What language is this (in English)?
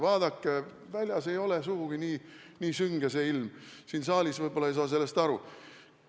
Estonian